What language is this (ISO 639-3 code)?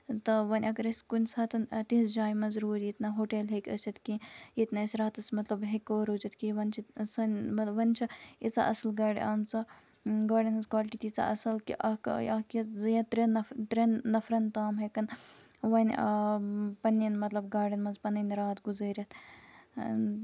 kas